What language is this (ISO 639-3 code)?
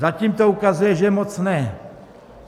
ces